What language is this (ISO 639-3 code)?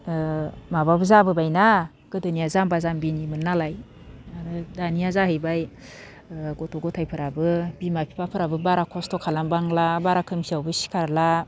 brx